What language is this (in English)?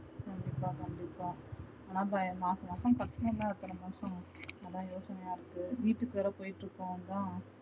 Tamil